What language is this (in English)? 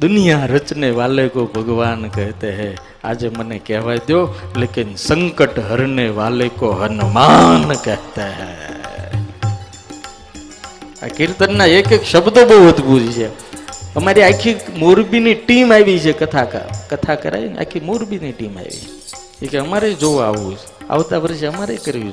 Hindi